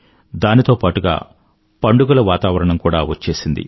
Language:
Telugu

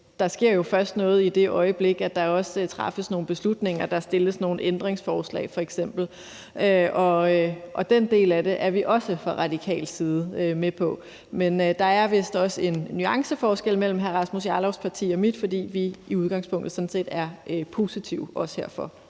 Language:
Danish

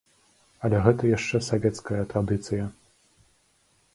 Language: Belarusian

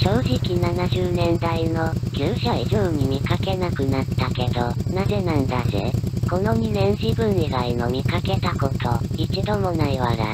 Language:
Japanese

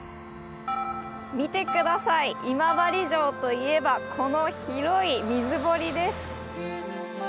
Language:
Japanese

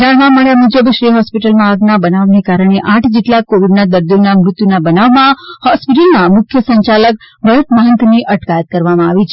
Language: Gujarati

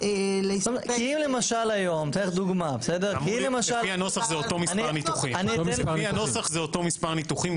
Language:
Hebrew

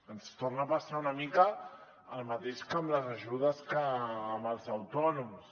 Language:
Catalan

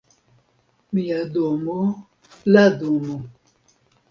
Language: Esperanto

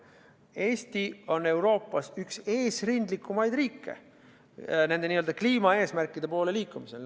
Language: Estonian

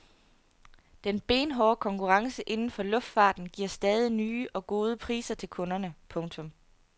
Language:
Danish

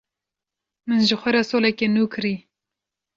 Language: Kurdish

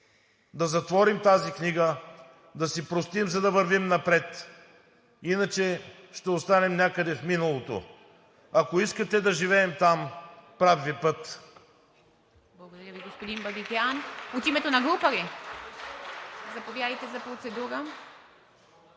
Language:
Bulgarian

